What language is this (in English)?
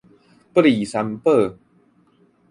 Min Nan Chinese